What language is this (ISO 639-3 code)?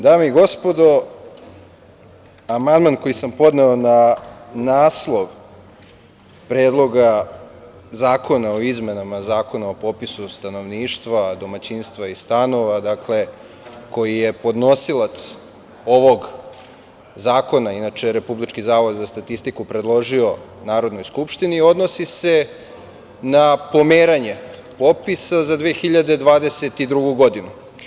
srp